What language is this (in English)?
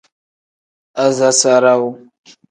Tem